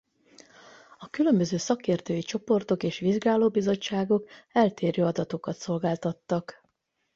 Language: Hungarian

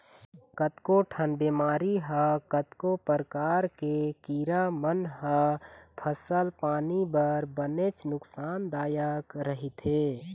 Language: Chhattisgarhi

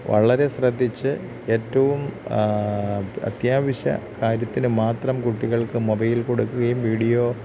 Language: Malayalam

